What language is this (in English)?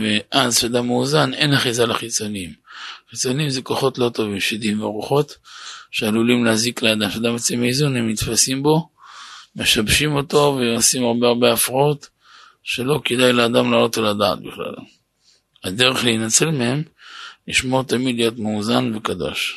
Hebrew